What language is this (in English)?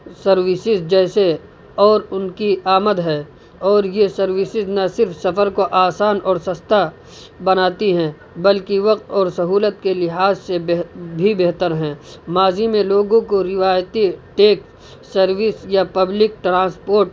Urdu